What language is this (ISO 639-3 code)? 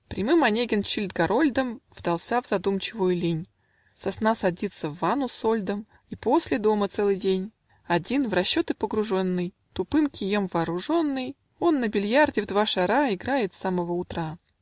rus